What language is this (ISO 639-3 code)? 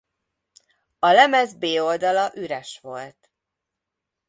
hun